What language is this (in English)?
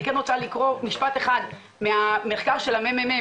Hebrew